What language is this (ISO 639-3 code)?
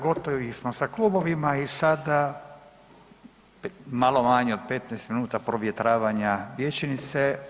hrv